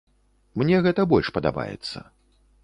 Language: Belarusian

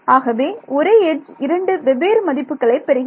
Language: Tamil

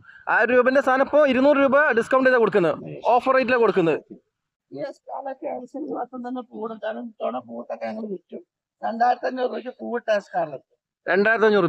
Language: Malayalam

